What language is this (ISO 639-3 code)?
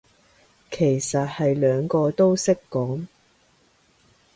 yue